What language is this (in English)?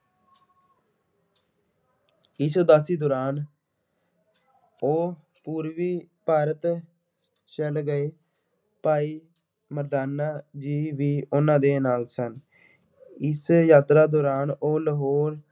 Punjabi